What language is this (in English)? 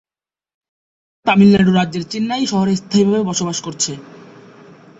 Bangla